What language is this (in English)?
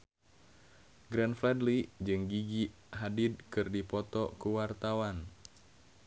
Sundanese